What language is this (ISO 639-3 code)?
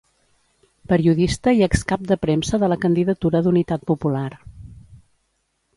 cat